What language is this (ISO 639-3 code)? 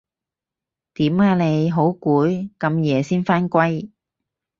yue